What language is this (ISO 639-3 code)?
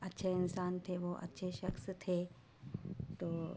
urd